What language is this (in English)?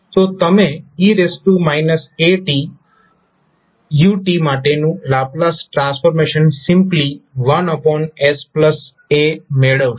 Gujarati